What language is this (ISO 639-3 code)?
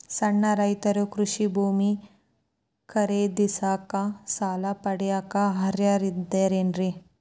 kan